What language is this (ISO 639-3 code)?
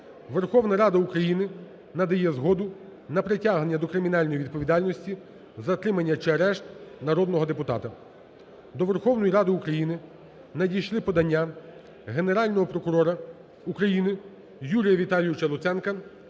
ukr